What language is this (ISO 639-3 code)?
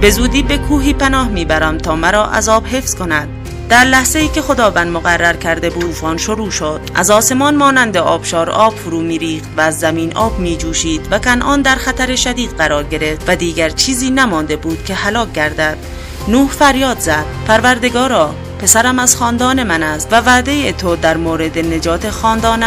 fas